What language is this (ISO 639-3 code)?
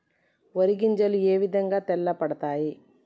tel